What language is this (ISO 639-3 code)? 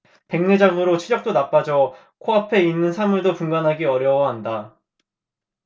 kor